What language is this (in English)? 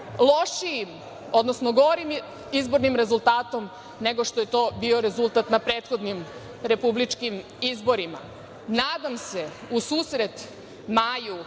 Serbian